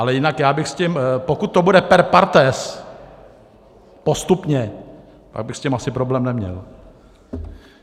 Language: Czech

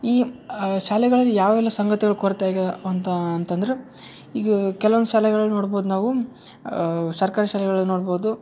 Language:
Kannada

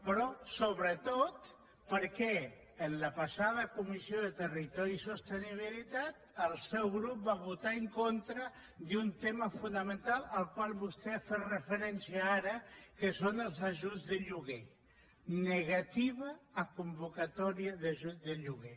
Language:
Catalan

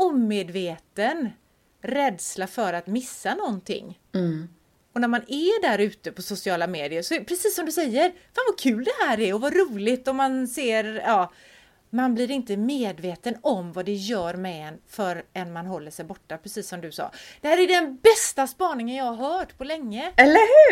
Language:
Swedish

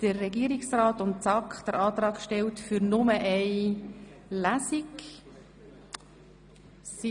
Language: Swiss German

